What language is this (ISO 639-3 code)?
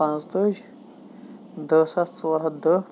kas